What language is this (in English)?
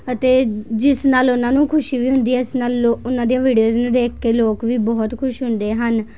Punjabi